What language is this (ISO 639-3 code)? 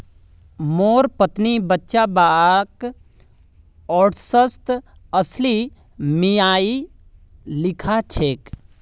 mag